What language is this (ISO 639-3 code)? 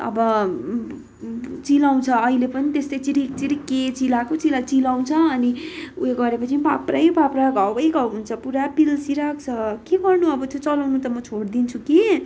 nep